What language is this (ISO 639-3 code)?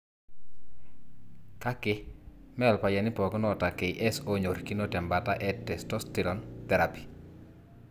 mas